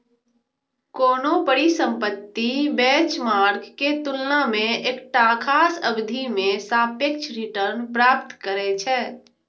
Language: Maithili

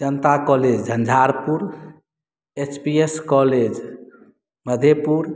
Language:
Maithili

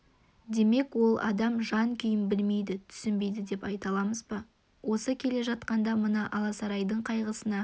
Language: Kazakh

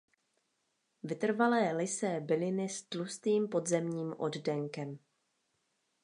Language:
Czech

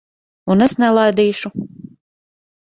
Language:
Latvian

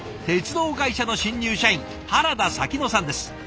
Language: Japanese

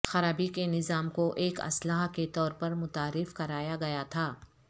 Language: Urdu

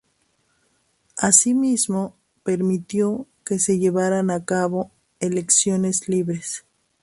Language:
Spanish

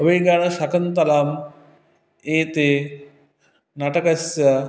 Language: Sanskrit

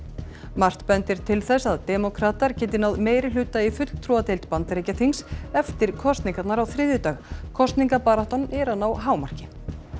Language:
Icelandic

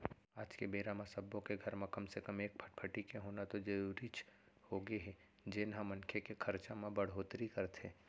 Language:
Chhattisgarhi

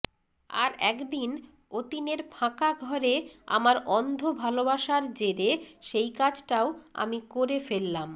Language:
Bangla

